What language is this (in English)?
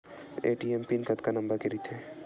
Chhattisgarhi